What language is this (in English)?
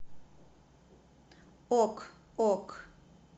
Russian